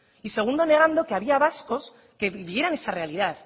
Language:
Spanish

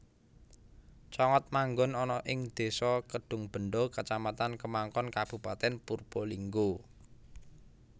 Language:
Javanese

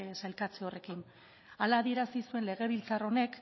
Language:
Basque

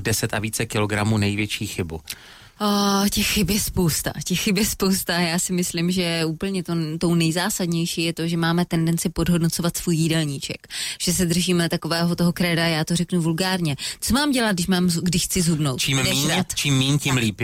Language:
Czech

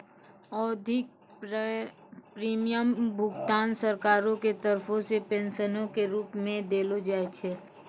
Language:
Maithili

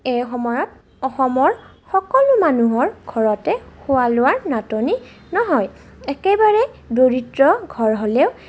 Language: Assamese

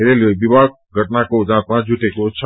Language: Nepali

